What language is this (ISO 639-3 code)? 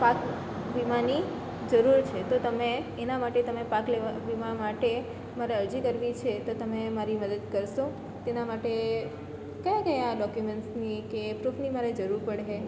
guj